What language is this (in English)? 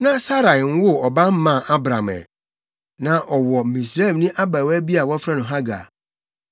Akan